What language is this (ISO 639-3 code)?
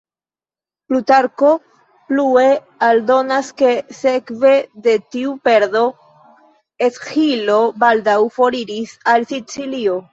epo